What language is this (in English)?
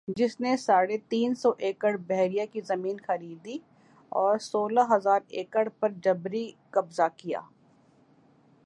Urdu